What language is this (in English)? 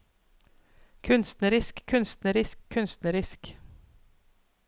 Norwegian